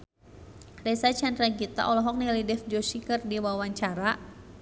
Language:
Sundanese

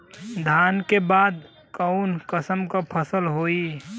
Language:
Bhojpuri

